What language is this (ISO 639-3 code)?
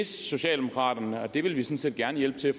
dan